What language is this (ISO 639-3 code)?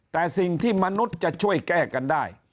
tha